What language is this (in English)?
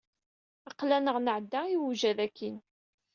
Kabyle